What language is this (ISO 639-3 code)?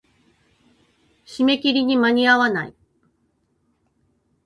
jpn